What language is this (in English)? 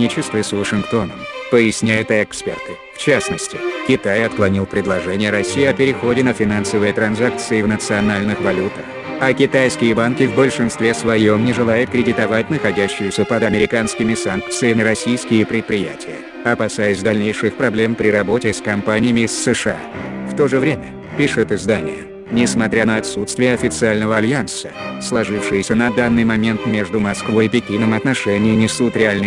Russian